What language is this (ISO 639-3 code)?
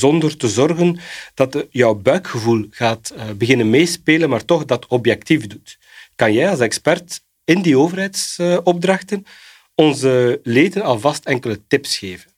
nld